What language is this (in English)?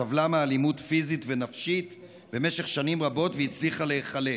Hebrew